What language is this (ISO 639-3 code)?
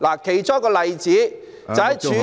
yue